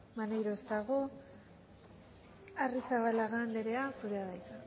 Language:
Basque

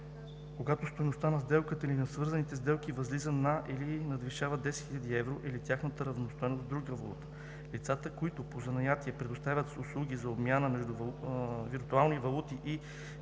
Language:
Bulgarian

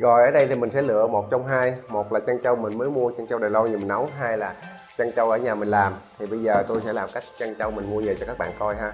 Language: Vietnamese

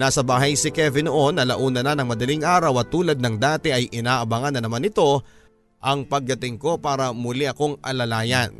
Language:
Filipino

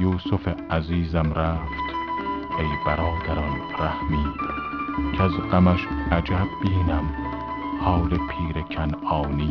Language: Persian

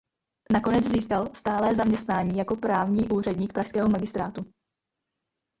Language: Czech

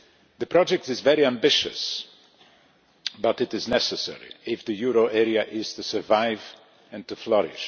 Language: English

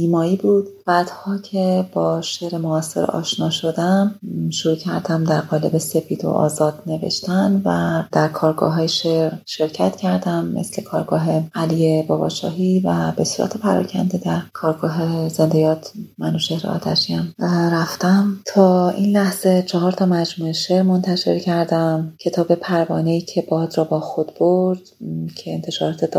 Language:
Persian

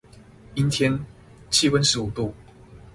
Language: Chinese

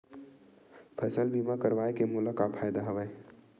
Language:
Chhattisgarhi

